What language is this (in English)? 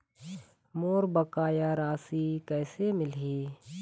Chhattisgarhi